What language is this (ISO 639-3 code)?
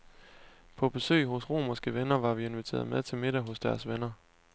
dan